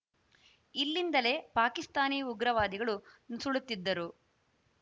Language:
Kannada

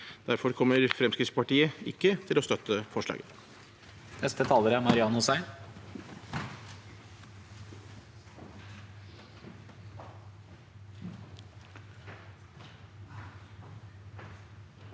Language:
Norwegian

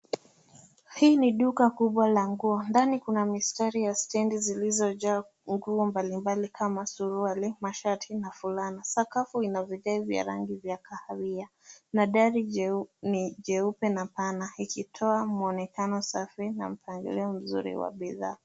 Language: Swahili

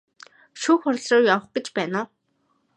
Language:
Mongolian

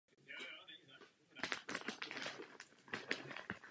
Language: Czech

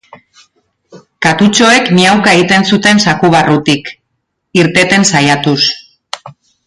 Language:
Basque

